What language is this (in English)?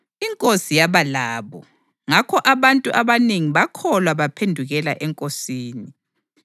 North Ndebele